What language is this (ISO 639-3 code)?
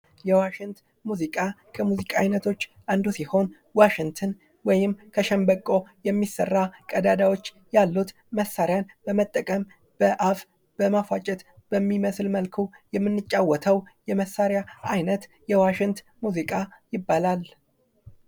amh